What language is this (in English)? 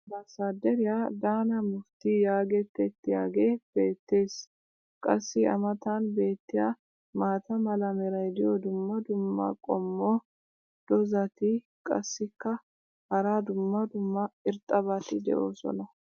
Wolaytta